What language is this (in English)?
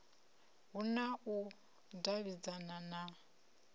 Venda